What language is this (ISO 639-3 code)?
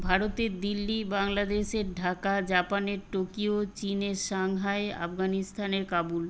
ben